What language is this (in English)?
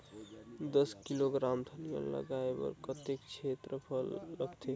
Chhattisgarhi